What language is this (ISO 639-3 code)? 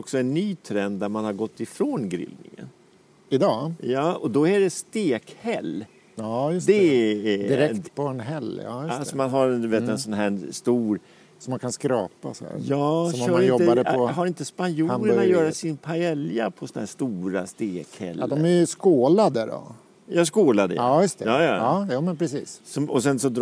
swe